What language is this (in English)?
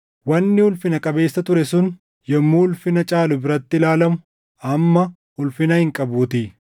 Oromo